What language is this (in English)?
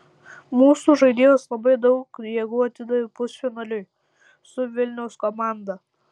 Lithuanian